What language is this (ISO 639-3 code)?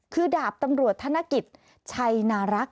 tha